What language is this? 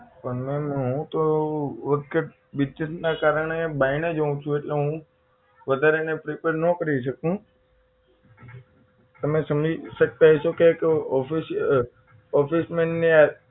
Gujarati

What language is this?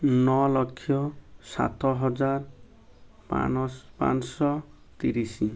Odia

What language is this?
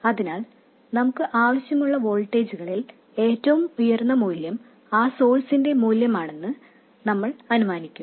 Malayalam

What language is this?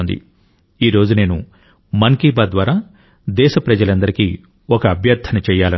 Telugu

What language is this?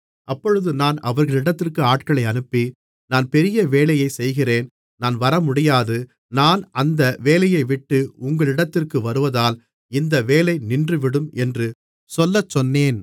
Tamil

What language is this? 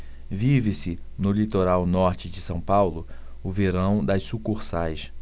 Portuguese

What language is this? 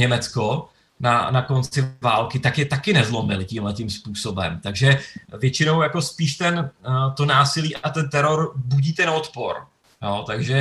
Czech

